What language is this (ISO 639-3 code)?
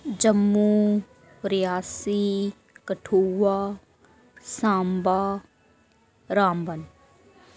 doi